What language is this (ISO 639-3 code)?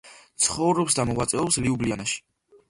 kat